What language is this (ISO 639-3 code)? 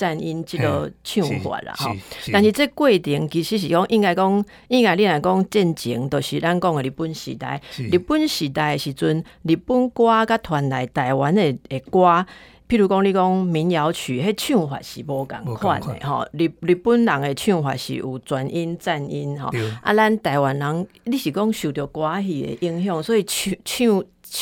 zho